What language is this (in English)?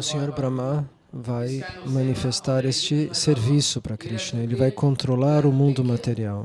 Portuguese